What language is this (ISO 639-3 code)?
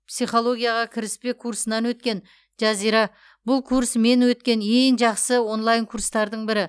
kaz